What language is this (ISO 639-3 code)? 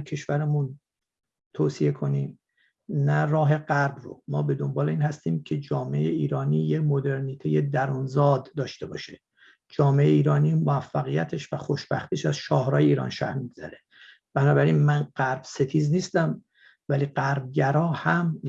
fas